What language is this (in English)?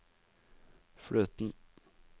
Norwegian